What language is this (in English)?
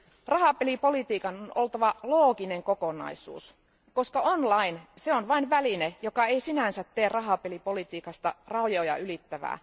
Finnish